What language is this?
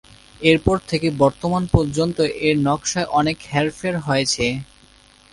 Bangla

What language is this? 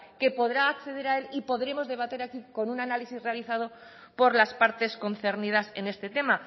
Spanish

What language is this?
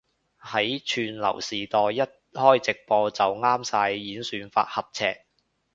Cantonese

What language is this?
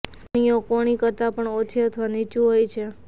Gujarati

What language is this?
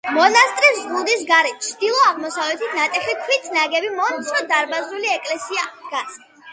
Georgian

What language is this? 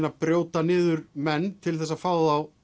Icelandic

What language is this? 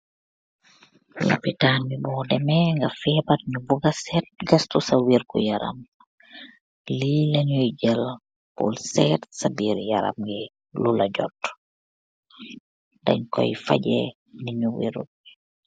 Wolof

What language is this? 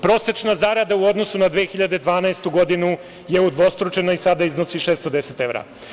Serbian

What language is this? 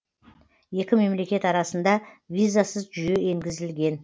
Kazakh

